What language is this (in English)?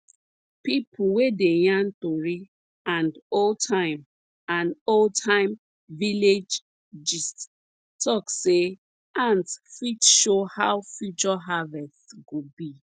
Nigerian Pidgin